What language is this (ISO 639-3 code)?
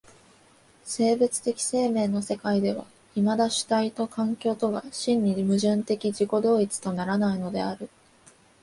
jpn